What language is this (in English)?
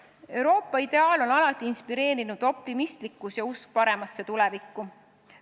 Estonian